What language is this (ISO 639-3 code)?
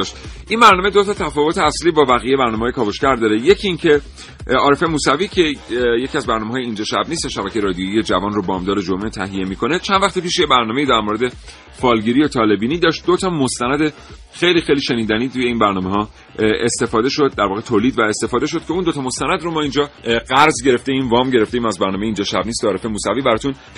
fas